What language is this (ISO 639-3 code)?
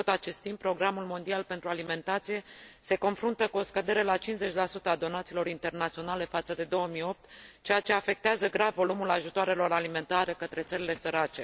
ron